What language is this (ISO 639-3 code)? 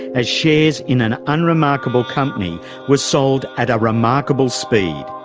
eng